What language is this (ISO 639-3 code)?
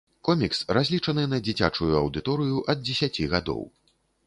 bel